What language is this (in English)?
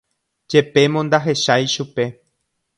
Guarani